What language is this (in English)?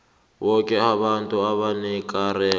South Ndebele